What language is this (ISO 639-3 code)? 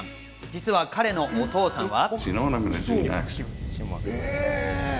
jpn